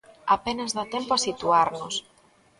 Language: Galician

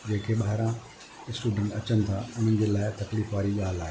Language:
Sindhi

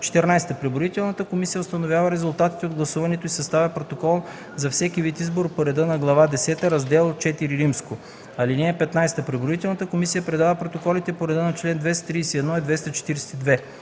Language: Bulgarian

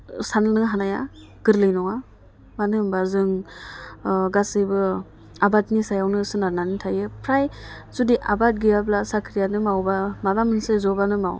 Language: Bodo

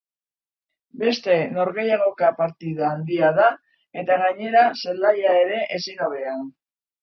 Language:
Basque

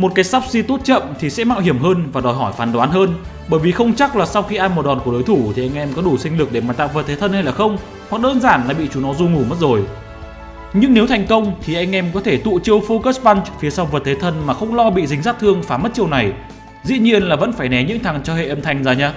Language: Vietnamese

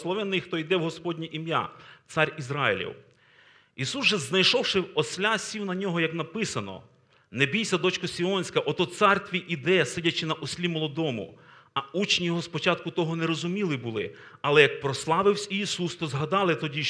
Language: Ukrainian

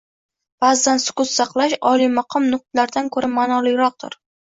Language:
Uzbek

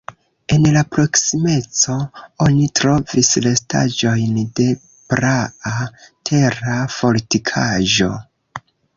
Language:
Esperanto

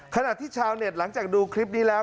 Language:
Thai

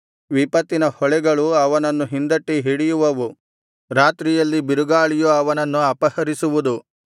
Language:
Kannada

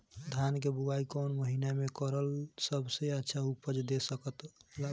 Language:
Bhojpuri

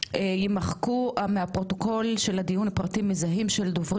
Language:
Hebrew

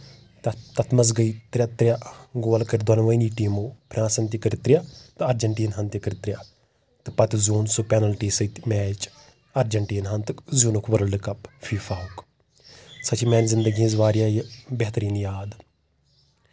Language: Kashmiri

